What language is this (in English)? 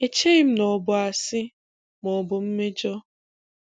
Igbo